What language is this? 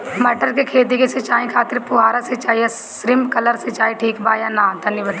Bhojpuri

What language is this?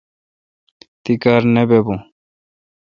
Kalkoti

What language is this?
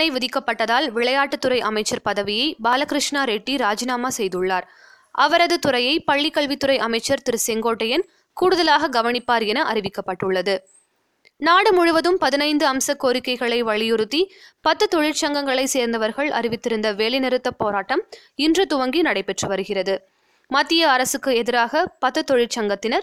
Tamil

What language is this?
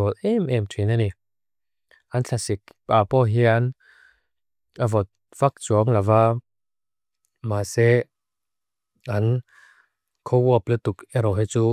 Mizo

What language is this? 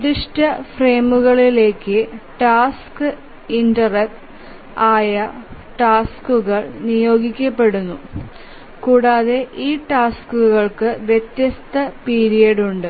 Malayalam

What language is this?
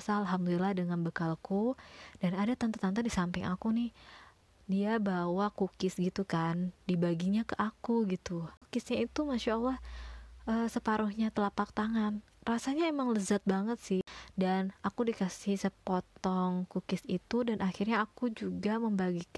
Indonesian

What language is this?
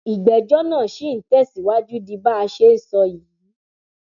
Yoruba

